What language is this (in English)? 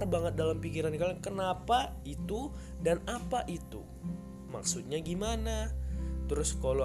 Indonesian